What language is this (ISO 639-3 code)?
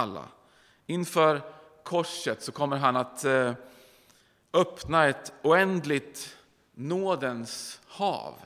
swe